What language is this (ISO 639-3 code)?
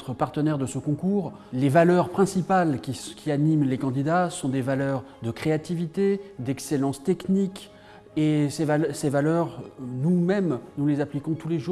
fra